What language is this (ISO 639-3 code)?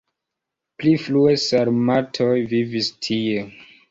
epo